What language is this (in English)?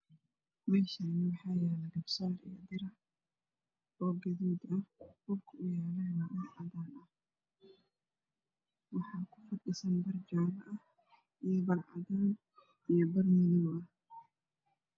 Somali